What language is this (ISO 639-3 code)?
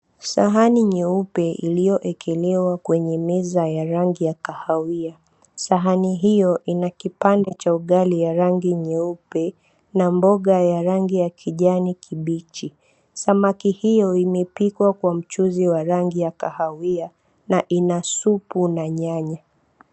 swa